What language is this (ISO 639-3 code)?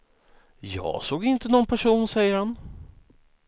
swe